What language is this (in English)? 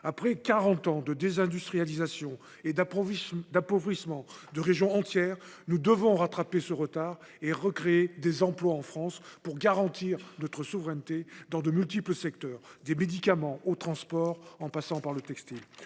French